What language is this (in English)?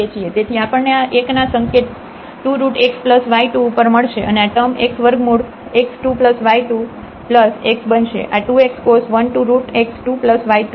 Gujarati